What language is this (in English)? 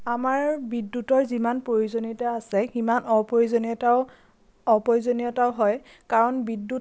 Assamese